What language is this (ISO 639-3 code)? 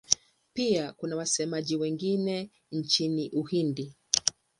swa